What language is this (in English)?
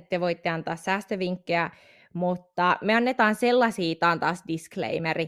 Finnish